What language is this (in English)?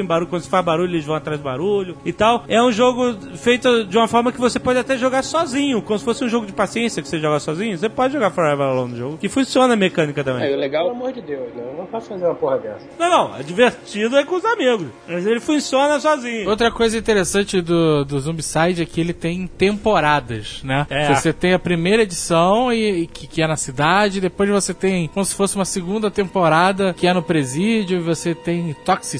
Portuguese